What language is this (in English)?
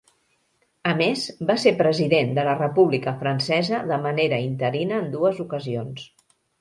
Catalan